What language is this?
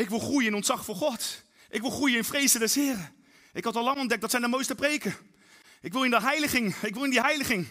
Dutch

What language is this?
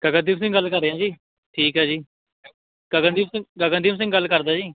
Punjabi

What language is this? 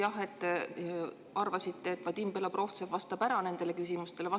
Estonian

